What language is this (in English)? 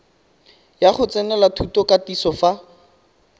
Tswana